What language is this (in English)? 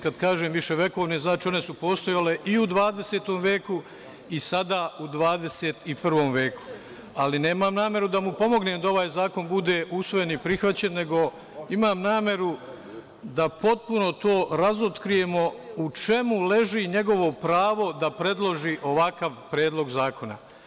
Serbian